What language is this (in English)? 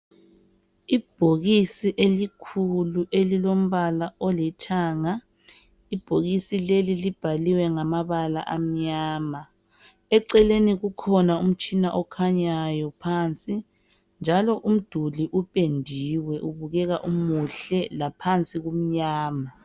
North Ndebele